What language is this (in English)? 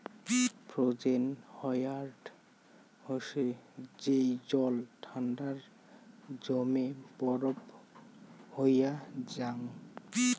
Bangla